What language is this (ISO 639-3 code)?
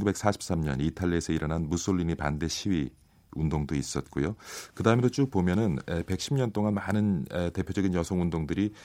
kor